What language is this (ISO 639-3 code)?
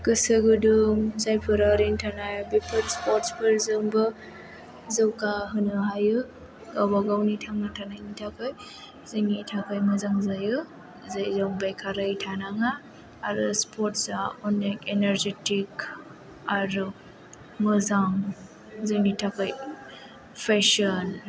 brx